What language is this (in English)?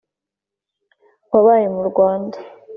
Kinyarwanda